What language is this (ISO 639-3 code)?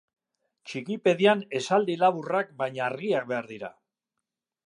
eus